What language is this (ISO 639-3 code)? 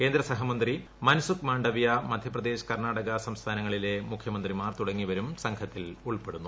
mal